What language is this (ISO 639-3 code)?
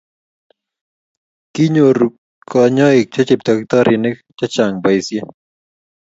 kln